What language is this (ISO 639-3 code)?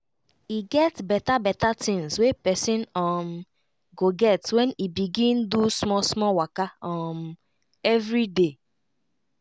pcm